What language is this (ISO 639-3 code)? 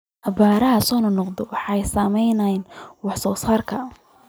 som